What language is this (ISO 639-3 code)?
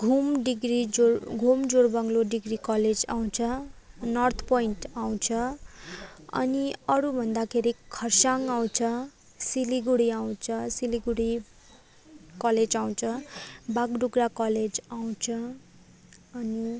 nep